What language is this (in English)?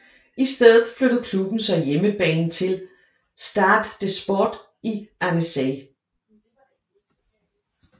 Danish